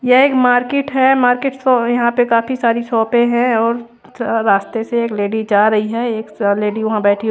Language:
Hindi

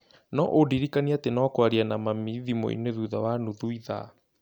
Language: Kikuyu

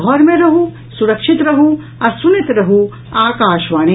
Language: Maithili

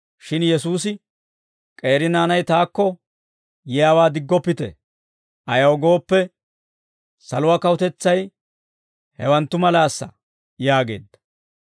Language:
Dawro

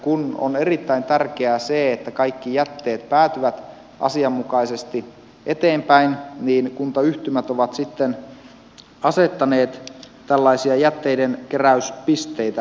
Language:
Finnish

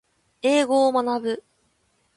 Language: Japanese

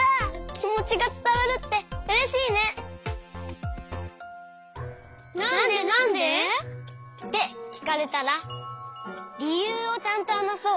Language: Japanese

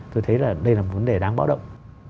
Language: Vietnamese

